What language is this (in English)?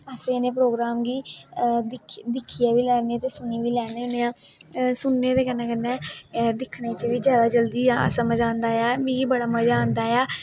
Dogri